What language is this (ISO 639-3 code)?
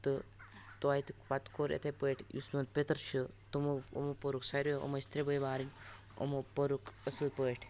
kas